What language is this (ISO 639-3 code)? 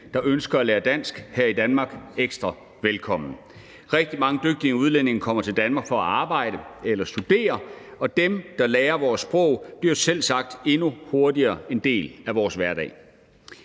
dan